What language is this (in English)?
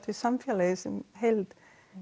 Icelandic